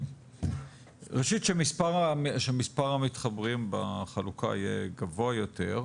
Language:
Hebrew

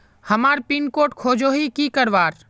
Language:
Magahi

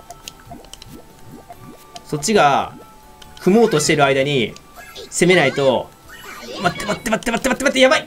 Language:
Japanese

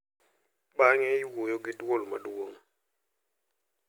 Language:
Luo (Kenya and Tanzania)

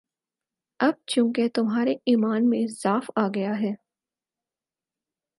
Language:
Urdu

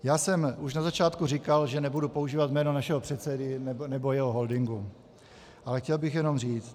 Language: Czech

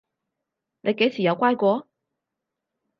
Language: Cantonese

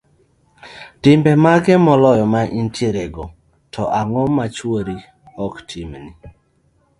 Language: Luo (Kenya and Tanzania)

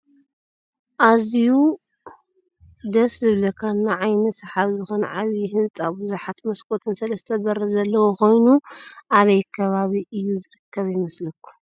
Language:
Tigrinya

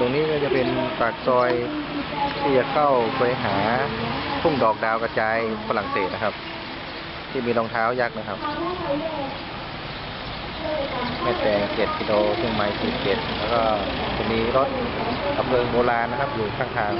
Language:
Thai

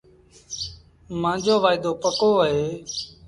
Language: Sindhi Bhil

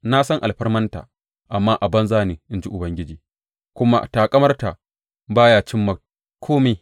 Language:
Hausa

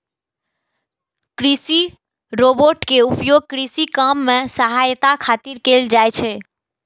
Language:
Maithili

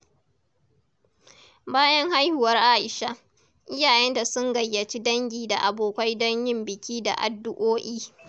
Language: Hausa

